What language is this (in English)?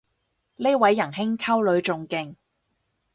Cantonese